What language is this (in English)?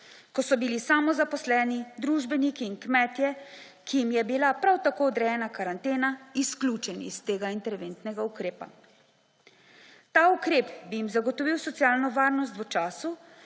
Slovenian